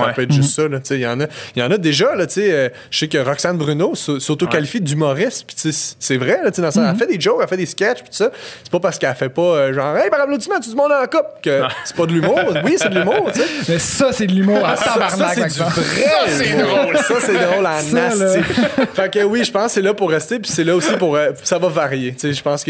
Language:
French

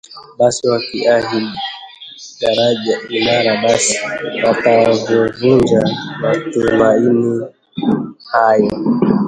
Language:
Swahili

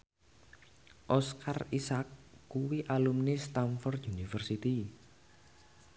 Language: Javanese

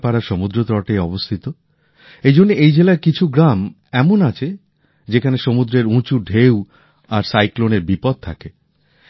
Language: Bangla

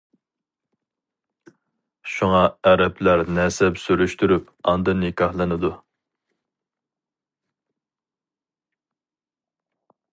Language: Uyghur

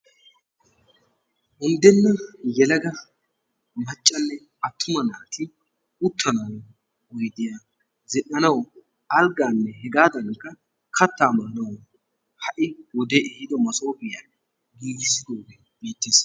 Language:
Wolaytta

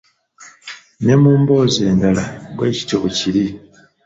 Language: Ganda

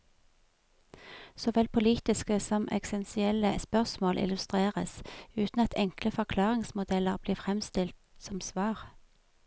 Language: Norwegian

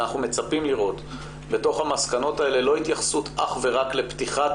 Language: Hebrew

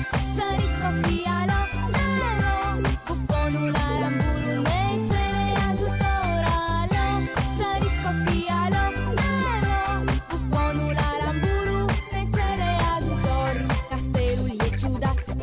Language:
Romanian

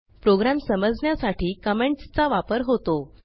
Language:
Marathi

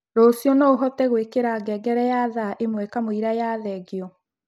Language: Kikuyu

